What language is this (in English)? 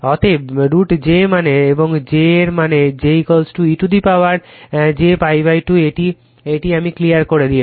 Bangla